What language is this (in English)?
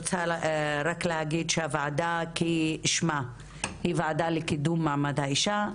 Hebrew